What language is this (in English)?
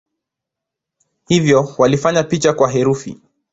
Swahili